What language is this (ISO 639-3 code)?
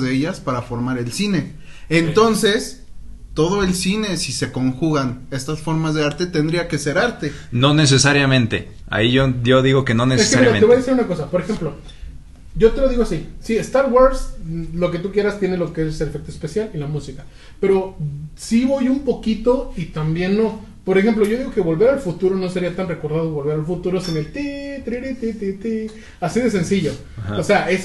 spa